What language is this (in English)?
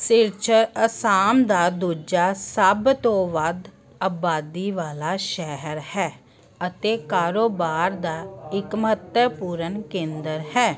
Punjabi